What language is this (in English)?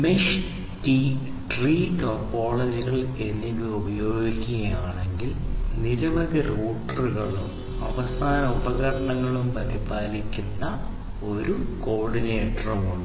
Malayalam